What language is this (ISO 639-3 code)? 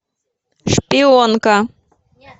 rus